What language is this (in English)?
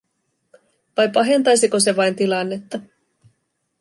Finnish